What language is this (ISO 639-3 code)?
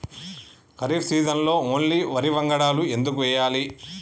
tel